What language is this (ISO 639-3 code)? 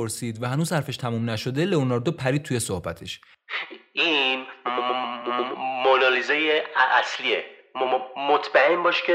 fas